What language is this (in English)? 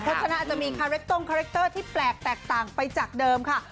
Thai